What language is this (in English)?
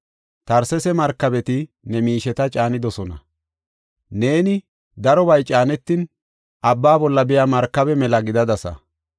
Gofa